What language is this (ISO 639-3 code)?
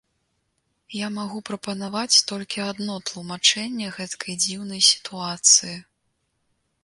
bel